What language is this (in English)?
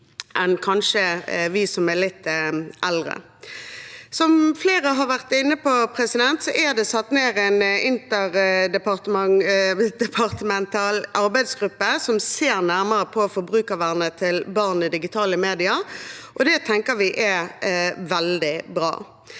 Norwegian